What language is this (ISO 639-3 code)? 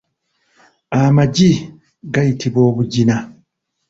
lug